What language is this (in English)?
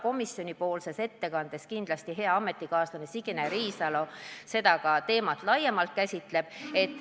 Estonian